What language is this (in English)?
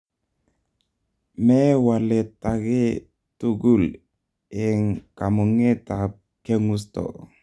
Kalenjin